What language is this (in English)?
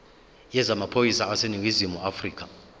Zulu